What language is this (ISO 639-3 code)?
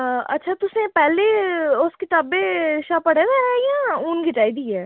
doi